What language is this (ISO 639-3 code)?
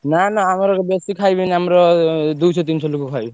ori